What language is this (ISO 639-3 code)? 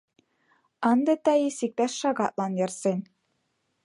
chm